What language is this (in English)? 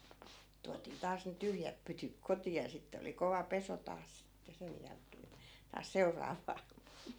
Finnish